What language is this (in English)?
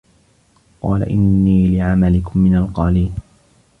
Arabic